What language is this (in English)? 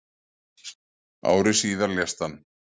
Icelandic